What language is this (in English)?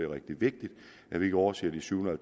Danish